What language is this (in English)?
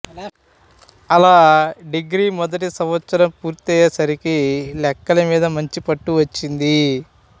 Telugu